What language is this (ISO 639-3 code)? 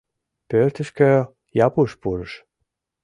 chm